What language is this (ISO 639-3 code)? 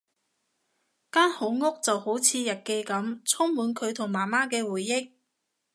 yue